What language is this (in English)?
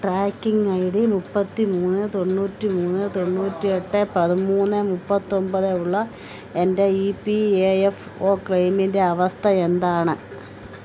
Malayalam